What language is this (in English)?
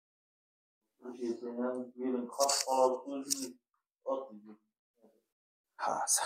Turkish